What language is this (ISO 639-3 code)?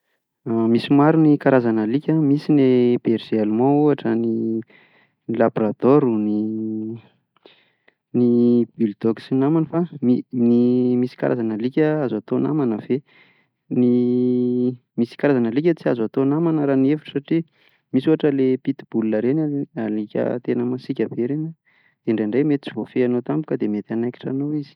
mlg